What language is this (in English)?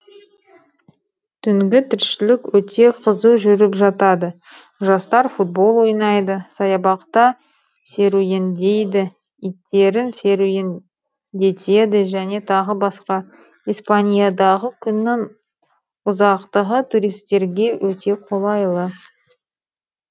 Kazakh